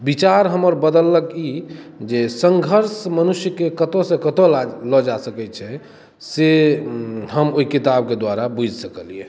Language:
Maithili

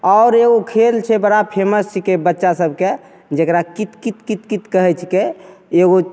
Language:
Maithili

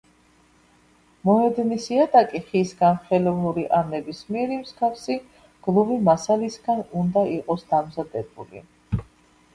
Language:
Georgian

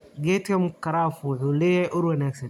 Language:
Somali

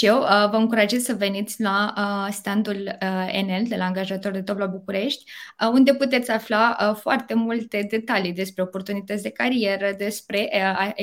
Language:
Romanian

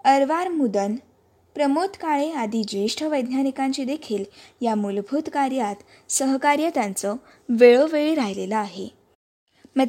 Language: Marathi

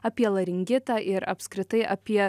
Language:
Lithuanian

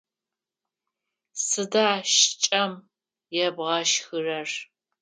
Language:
Adyghe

